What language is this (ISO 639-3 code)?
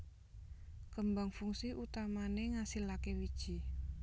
jav